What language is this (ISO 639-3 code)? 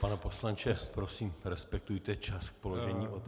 ces